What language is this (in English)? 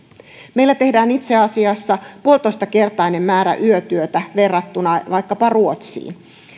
Finnish